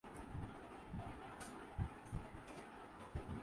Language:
Urdu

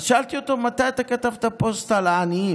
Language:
Hebrew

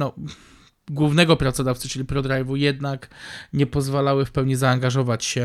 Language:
Polish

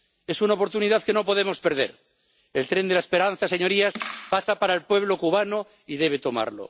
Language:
Spanish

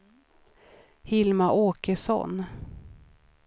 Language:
Swedish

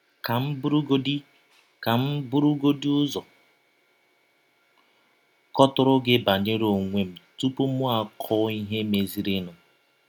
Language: Igbo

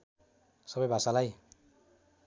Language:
Nepali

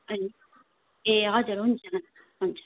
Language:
Nepali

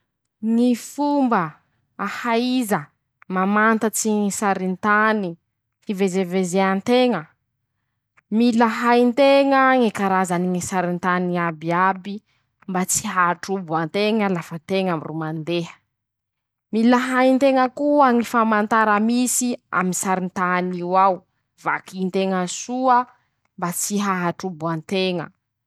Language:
Masikoro Malagasy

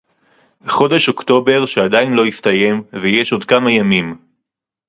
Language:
Hebrew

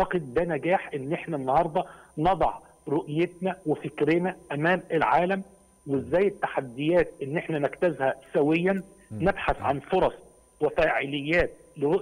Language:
Arabic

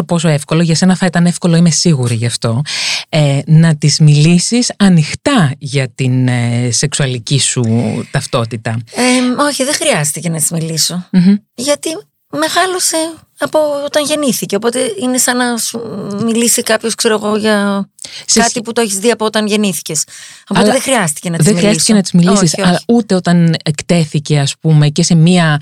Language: Greek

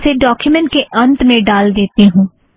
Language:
Hindi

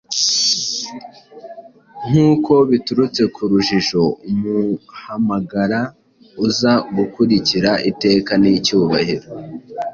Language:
Kinyarwanda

